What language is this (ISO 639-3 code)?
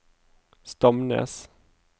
nor